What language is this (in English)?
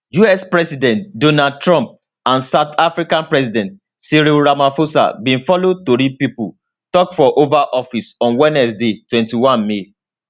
Nigerian Pidgin